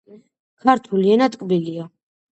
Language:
Georgian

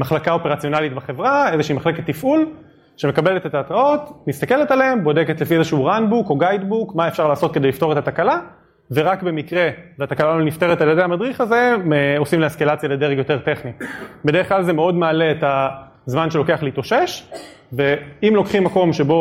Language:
Hebrew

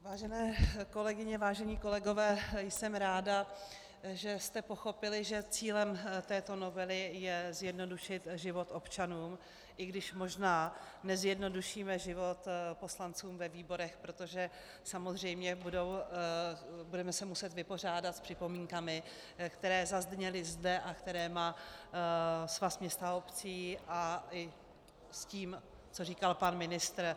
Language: Czech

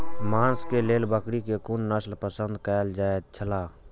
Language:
Maithili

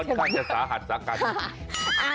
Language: Thai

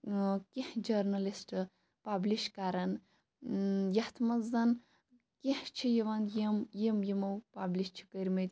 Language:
Kashmiri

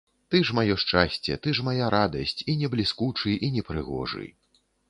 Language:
Belarusian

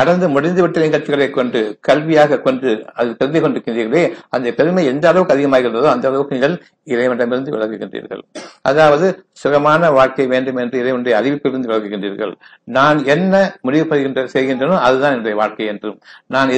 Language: Tamil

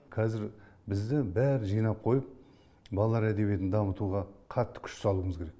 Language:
Kazakh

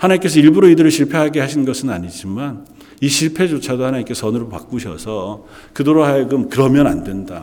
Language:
Korean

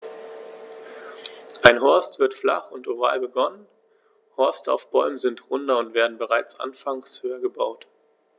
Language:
German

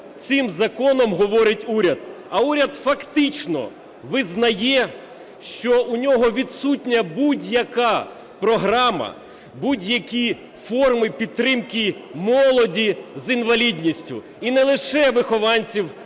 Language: Ukrainian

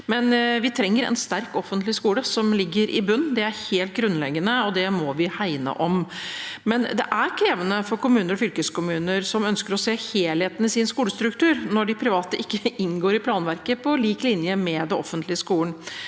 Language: Norwegian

